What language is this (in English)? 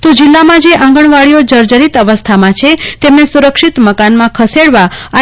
Gujarati